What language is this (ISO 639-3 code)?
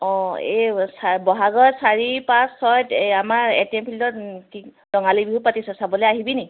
asm